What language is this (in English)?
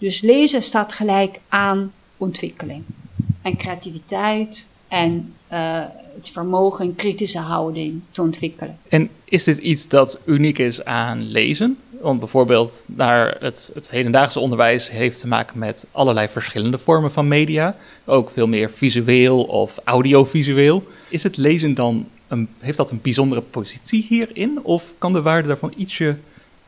Dutch